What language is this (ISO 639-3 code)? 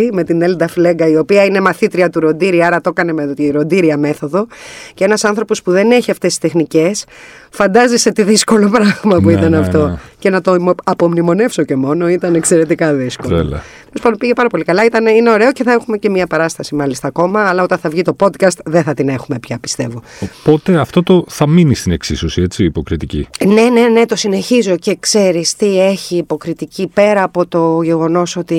ell